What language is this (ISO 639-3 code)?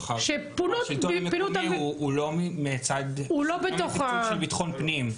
heb